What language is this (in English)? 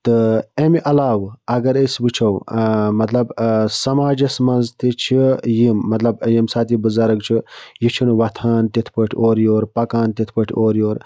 Kashmiri